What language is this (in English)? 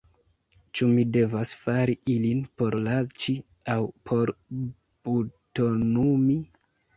Esperanto